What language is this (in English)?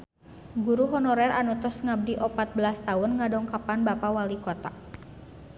Sundanese